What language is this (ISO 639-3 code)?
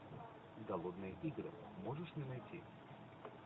rus